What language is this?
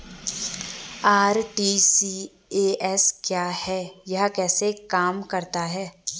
Hindi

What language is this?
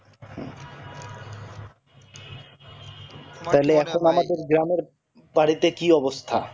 Bangla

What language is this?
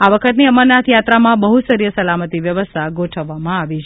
Gujarati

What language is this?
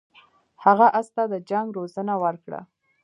Pashto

